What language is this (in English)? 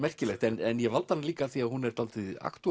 Icelandic